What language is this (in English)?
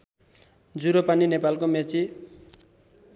Nepali